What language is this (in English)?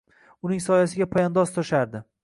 Uzbek